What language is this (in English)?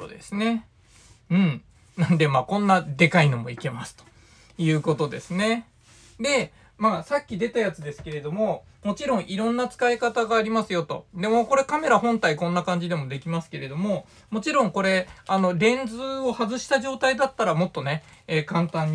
Japanese